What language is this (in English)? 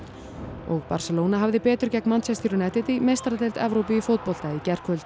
Icelandic